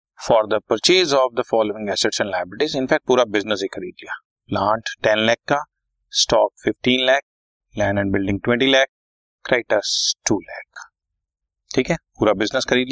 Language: Hindi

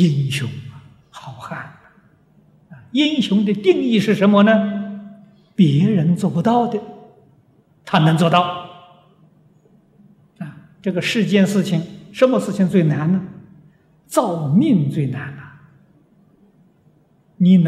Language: Chinese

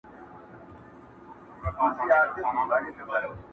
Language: Pashto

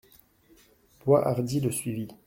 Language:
French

